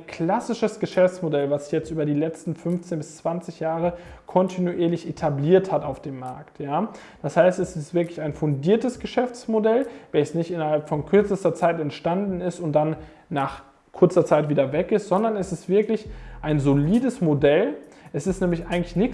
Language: German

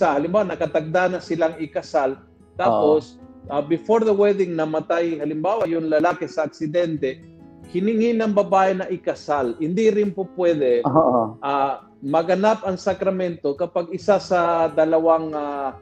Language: Filipino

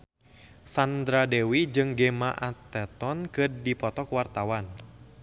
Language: Sundanese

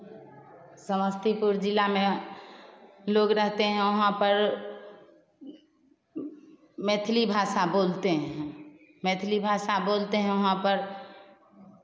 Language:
Hindi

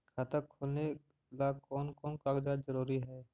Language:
Magahi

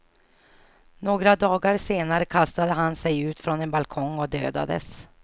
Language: Swedish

